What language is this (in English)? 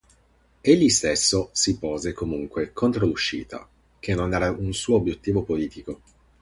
Italian